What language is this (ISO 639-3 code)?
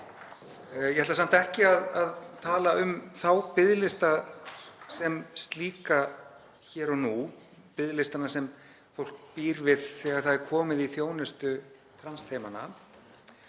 isl